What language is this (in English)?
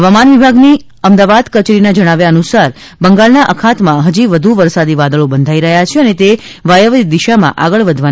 Gujarati